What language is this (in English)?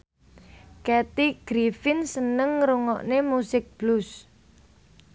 Javanese